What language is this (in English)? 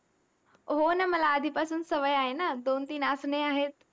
Marathi